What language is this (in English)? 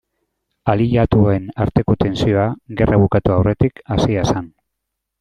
Basque